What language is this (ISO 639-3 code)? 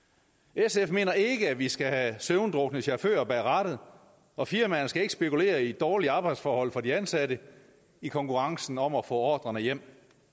dan